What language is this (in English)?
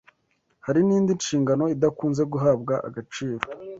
Kinyarwanda